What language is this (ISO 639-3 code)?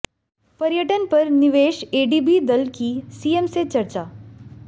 hin